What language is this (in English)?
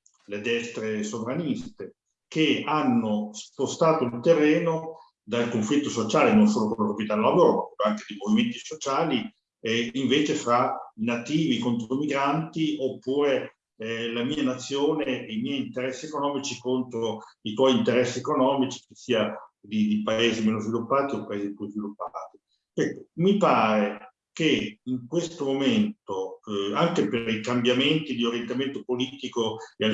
Italian